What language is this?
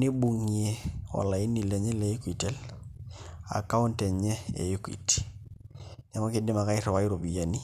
Masai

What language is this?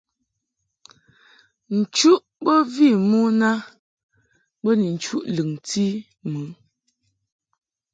Mungaka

